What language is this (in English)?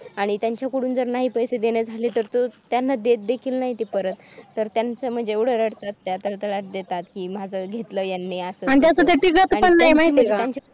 Marathi